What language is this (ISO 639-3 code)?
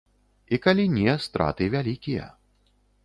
bel